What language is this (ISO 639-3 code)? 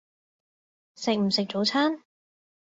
yue